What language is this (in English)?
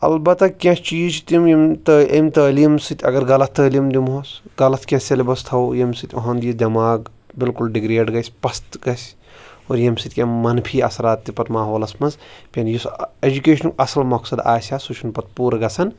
Kashmiri